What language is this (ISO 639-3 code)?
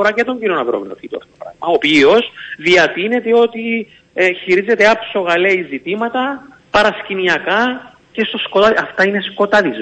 ell